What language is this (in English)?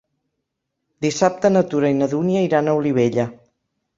Catalan